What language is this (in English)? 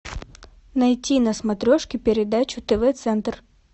Russian